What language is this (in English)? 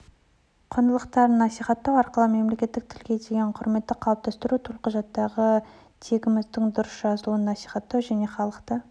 Kazakh